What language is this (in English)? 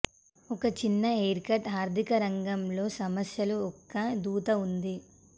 Telugu